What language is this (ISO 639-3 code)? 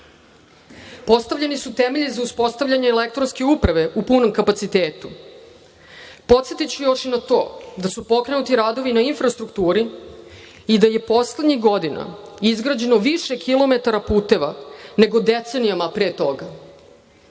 srp